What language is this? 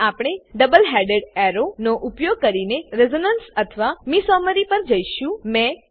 Gujarati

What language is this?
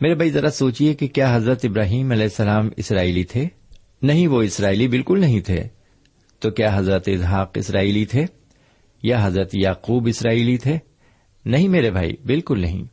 Urdu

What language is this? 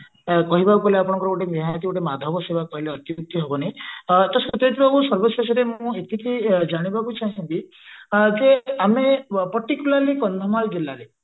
Odia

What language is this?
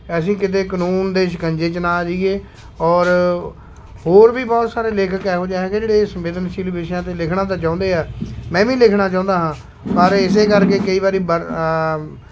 Punjabi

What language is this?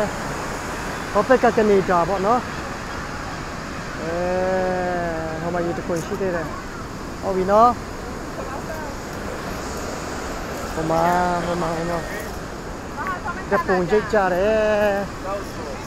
Korean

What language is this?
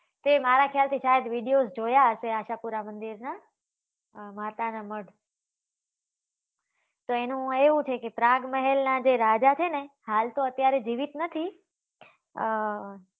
Gujarati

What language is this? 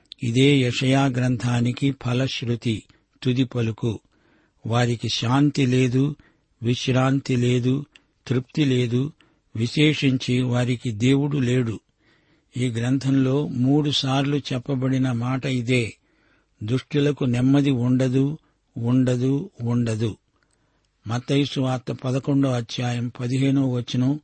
Telugu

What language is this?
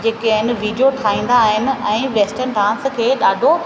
Sindhi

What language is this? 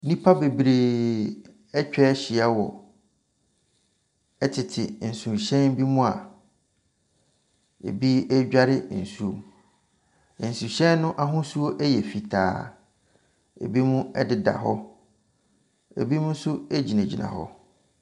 Akan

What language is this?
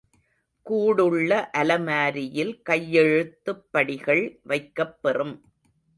Tamil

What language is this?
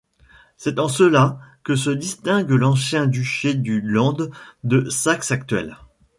French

